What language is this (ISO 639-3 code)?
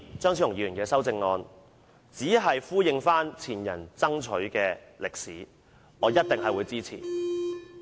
yue